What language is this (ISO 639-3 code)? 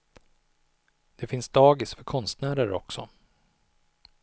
swe